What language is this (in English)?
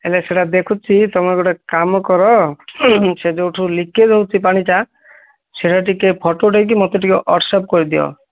Odia